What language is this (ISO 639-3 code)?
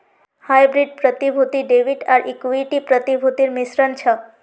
mag